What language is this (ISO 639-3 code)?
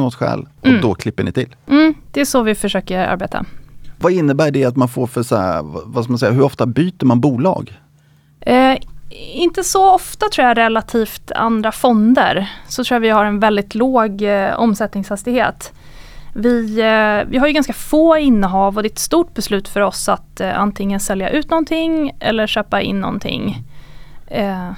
swe